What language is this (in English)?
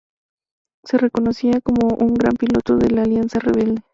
Spanish